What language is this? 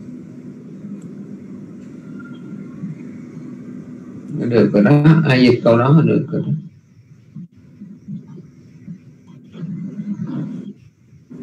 Vietnamese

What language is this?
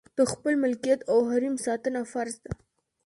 Pashto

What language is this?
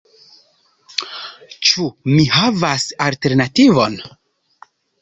Esperanto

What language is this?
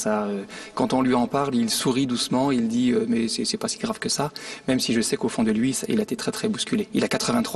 French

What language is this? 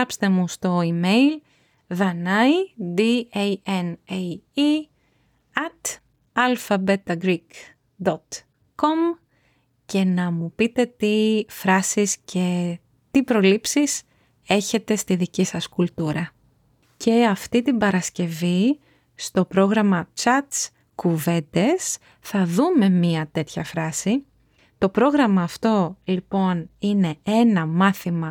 Greek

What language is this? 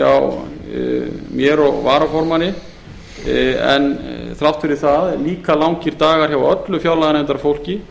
Icelandic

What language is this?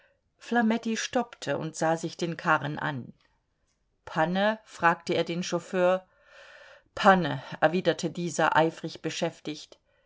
German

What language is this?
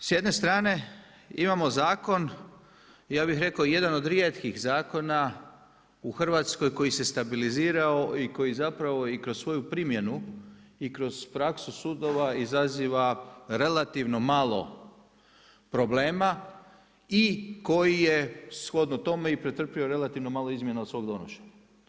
Croatian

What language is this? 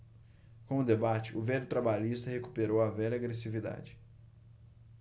Portuguese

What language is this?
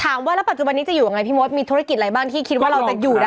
Thai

